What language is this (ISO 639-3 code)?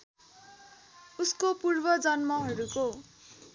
nep